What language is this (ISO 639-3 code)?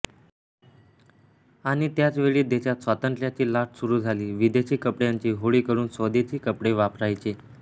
mar